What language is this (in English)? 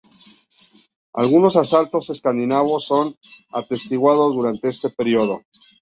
Spanish